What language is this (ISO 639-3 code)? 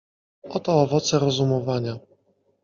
pol